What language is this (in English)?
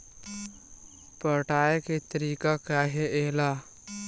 Chhattisgarhi